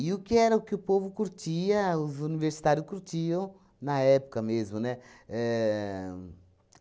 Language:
Portuguese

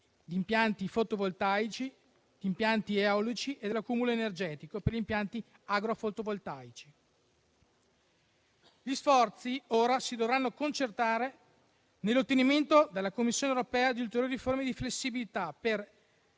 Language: Italian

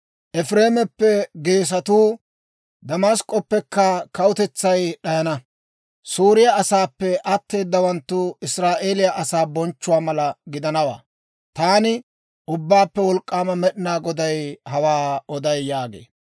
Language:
Dawro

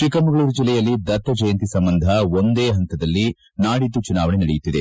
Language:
Kannada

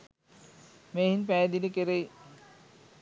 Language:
Sinhala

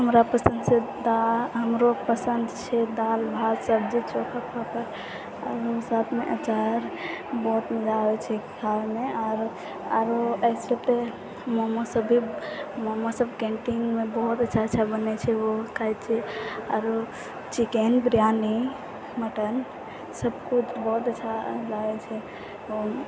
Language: Maithili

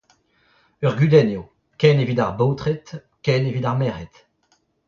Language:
Breton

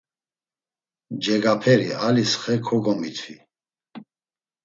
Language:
Laz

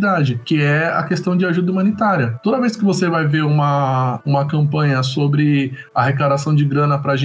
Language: Portuguese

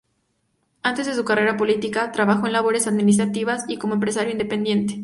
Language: Spanish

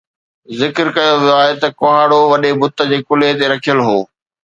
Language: Sindhi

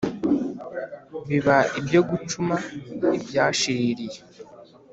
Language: Kinyarwanda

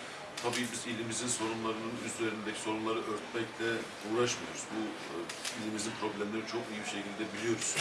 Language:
Turkish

